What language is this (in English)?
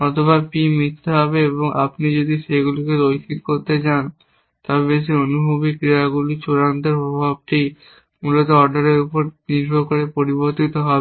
Bangla